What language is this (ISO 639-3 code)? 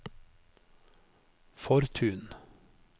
nor